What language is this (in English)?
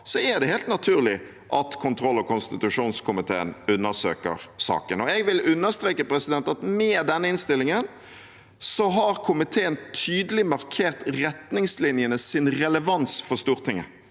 Norwegian